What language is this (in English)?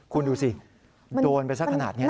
Thai